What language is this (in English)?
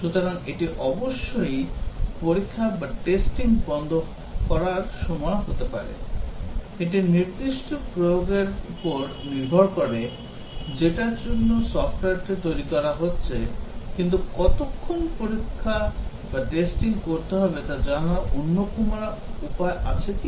Bangla